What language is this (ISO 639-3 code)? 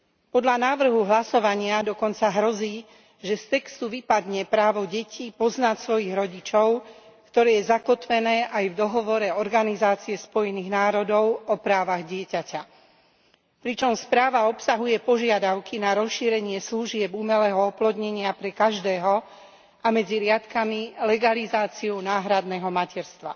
slk